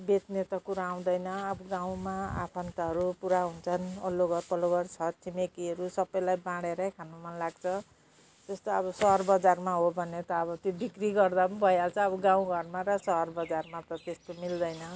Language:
Nepali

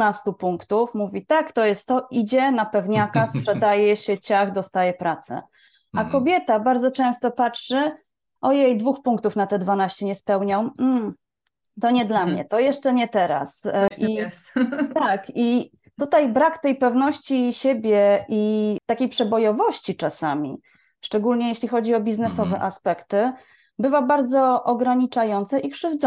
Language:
Polish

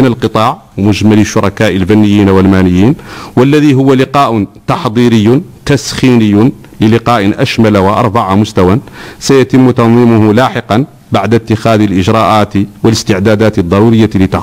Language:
Arabic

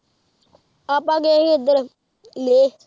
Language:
Punjabi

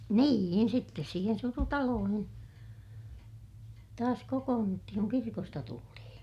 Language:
Finnish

